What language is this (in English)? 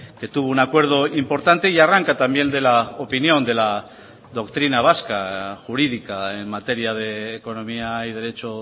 Spanish